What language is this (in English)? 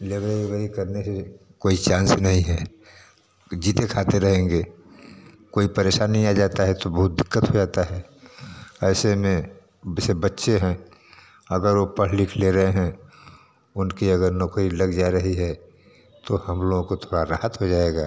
Hindi